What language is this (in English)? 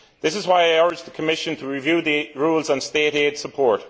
English